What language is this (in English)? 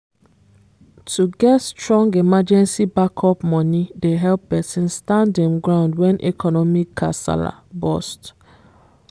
Nigerian Pidgin